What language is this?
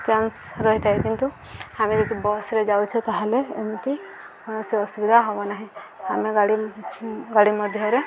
Odia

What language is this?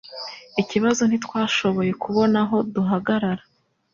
Kinyarwanda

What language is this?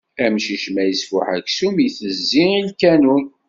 Kabyle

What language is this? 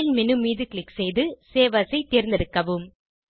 Tamil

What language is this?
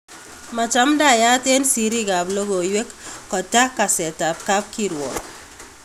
Kalenjin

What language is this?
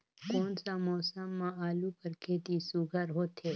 Chhattisgarhi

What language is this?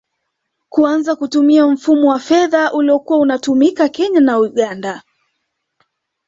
Swahili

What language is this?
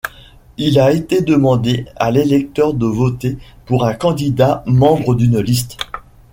French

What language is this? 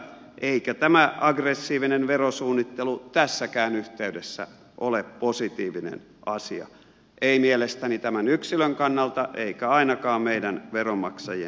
Finnish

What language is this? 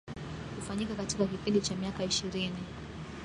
Swahili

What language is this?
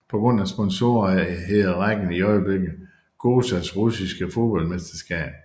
Danish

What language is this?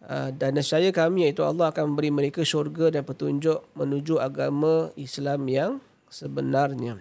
Malay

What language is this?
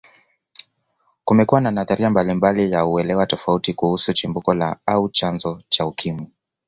Swahili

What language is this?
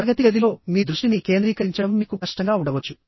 Telugu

